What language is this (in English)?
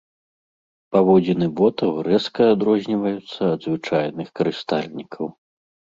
Belarusian